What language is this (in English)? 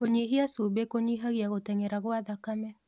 Kikuyu